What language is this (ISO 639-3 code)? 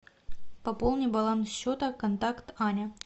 rus